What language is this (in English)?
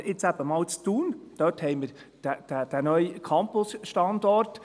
Swiss German